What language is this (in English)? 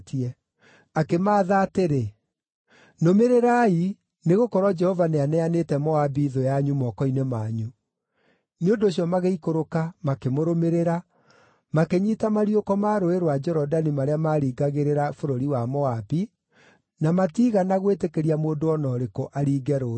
Kikuyu